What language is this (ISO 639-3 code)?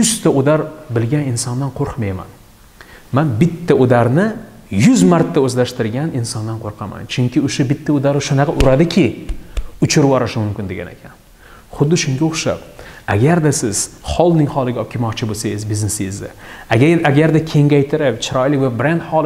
tur